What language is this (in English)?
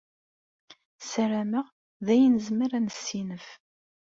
Kabyle